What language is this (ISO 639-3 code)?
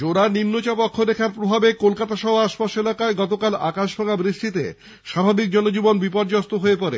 ben